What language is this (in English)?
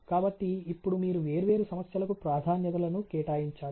Telugu